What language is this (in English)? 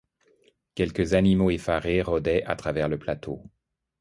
French